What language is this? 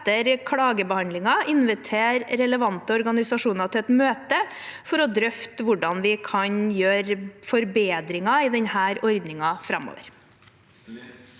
Norwegian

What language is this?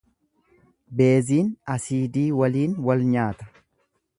Oromo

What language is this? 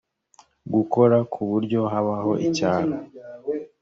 Kinyarwanda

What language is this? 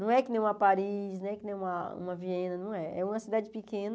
Portuguese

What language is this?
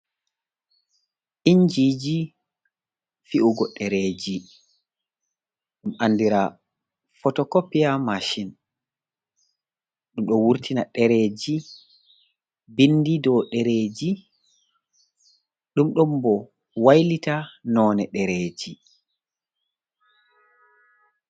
Fula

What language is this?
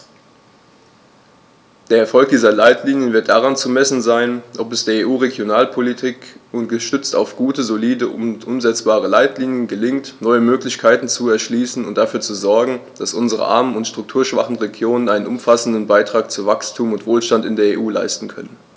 German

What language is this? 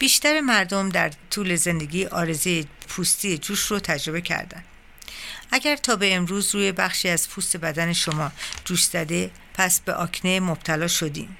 Persian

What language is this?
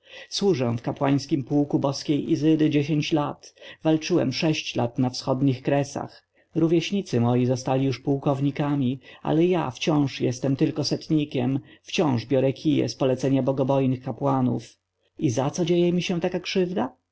Polish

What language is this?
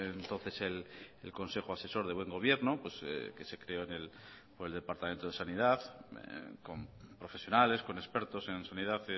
Spanish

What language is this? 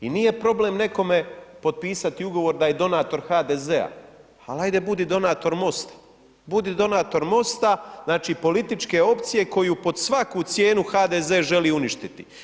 Croatian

